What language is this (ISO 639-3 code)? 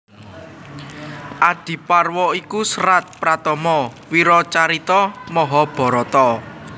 jav